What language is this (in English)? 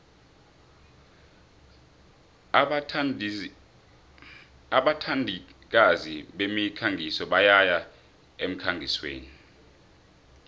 South Ndebele